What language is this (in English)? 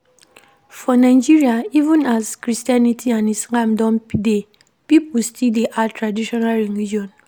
Nigerian Pidgin